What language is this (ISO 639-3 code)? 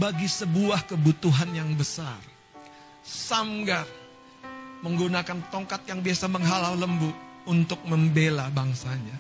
ind